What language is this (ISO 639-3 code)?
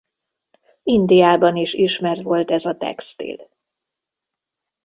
hun